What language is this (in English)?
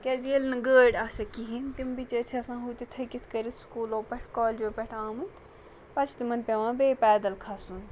Kashmiri